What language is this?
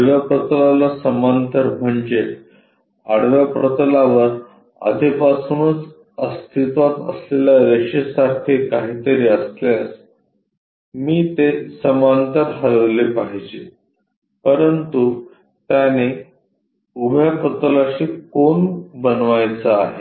Marathi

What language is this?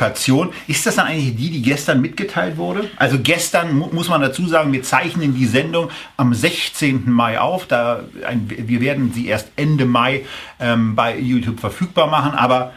German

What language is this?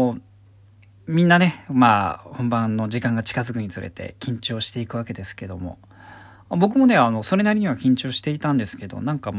Japanese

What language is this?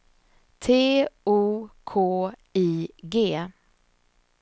Swedish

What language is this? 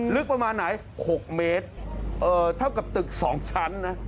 Thai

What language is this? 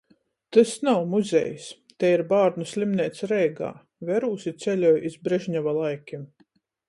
Latgalian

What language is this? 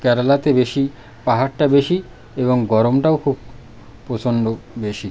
Bangla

